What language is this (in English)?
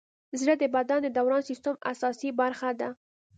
Pashto